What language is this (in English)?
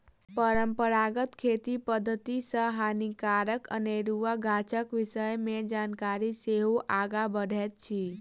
Maithili